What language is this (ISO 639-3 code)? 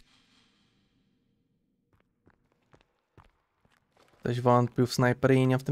pol